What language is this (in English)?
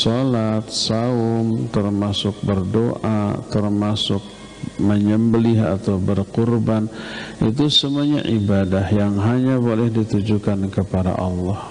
Indonesian